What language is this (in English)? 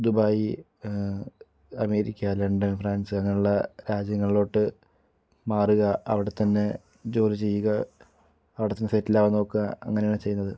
Malayalam